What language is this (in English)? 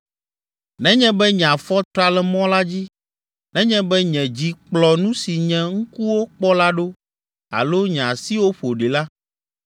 Ewe